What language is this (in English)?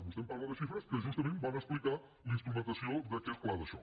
Catalan